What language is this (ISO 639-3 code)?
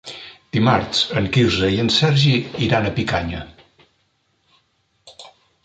cat